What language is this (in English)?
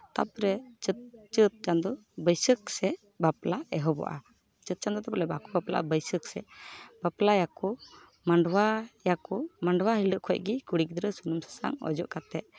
Santali